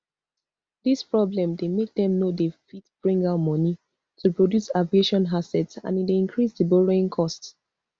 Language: Nigerian Pidgin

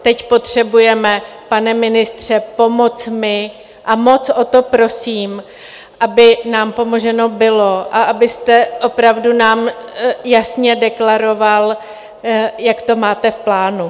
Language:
Czech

